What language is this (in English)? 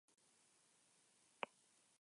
Spanish